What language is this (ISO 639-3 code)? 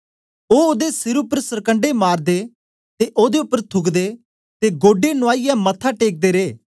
doi